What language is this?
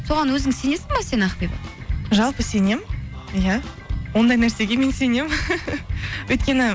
Kazakh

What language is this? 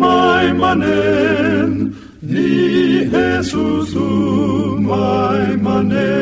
Filipino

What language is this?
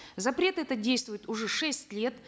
Kazakh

